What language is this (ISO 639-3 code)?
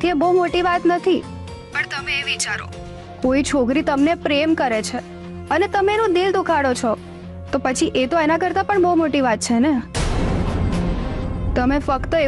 guj